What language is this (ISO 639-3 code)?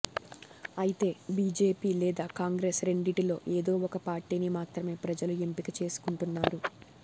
tel